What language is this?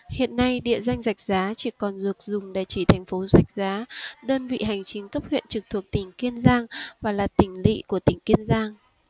Vietnamese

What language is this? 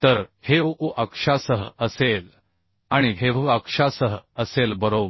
Marathi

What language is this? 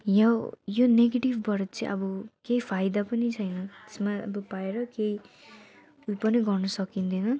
Nepali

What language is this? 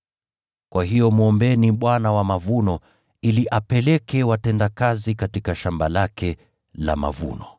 Swahili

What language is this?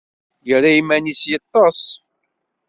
Kabyle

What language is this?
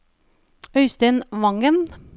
Norwegian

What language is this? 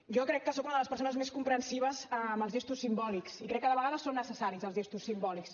Catalan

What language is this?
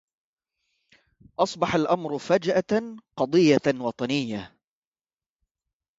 Arabic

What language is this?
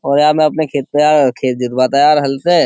Hindi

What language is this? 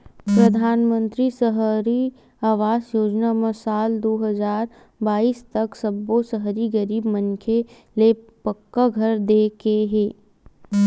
Chhattisgarhi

